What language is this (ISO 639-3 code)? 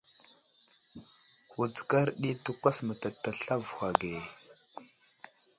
udl